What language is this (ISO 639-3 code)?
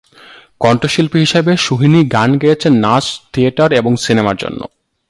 ben